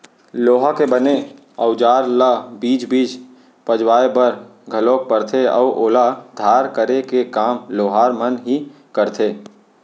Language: Chhattisgarhi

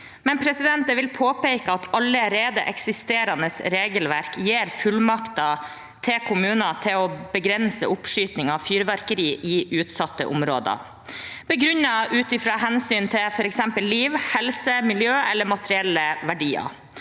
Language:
Norwegian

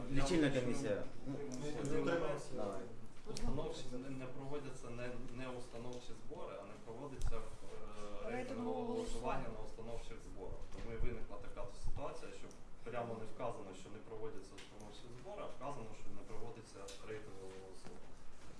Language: Ukrainian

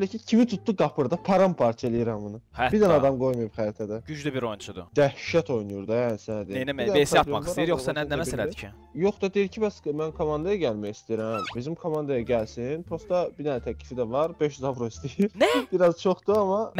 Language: Turkish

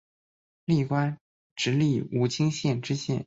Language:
Chinese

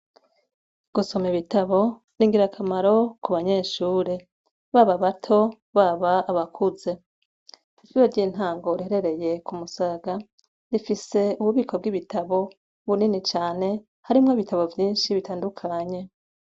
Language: Rundi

